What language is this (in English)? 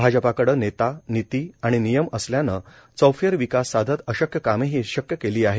Marathi